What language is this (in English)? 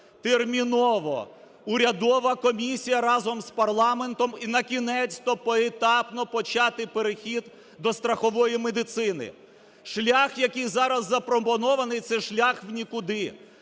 Ukrainian